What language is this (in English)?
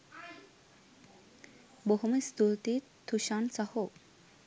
Sinhala